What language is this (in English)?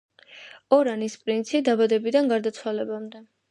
Georgian